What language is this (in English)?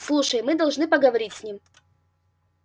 Russian